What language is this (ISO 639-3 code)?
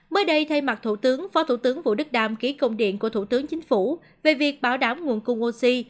vie